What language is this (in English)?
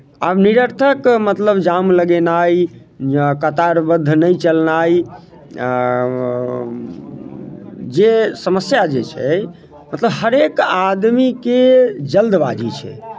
Maithili